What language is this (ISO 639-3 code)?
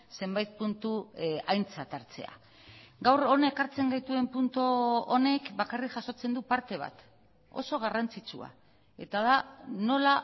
eus